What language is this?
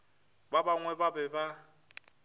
Northern Sotho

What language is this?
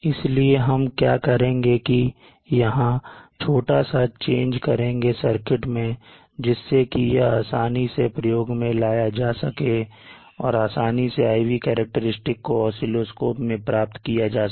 Hindi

